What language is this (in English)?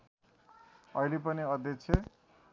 Nepali